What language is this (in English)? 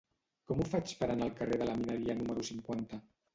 Catalan